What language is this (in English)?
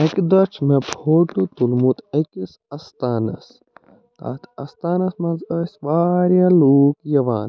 Kashmiri